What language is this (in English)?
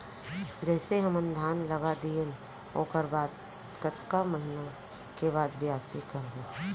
Chhattisgarhi